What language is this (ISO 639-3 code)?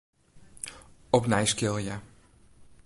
fry